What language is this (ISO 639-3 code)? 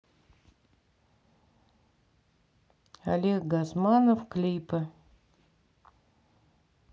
rus